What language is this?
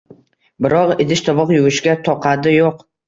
Uzbek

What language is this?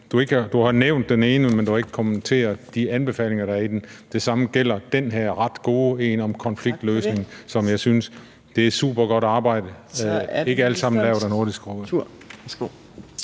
Danish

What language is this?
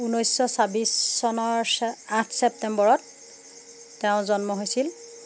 Assamese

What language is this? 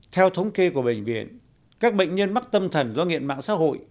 Vietnamese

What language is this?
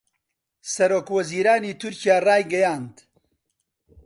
Central Kurdish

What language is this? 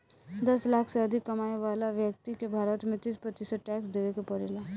Bhojpuri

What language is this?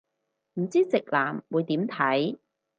Cantonese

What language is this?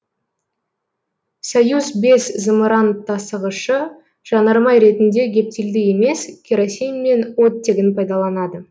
Kazakh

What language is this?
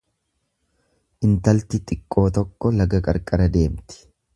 Oromo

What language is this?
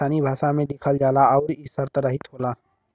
Bhojpuri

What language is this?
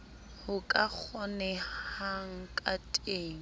Southern Sotho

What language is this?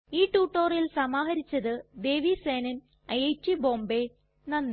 Malayalam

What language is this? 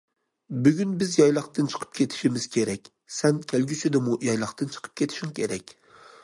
Uyghur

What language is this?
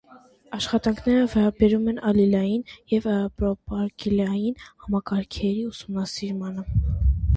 Armenian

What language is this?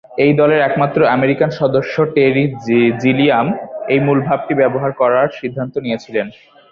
Bangla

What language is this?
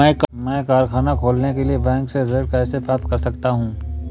Hindi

